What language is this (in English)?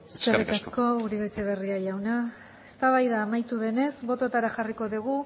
Basque